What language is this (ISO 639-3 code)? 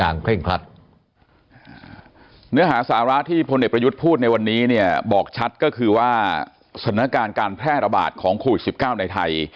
tha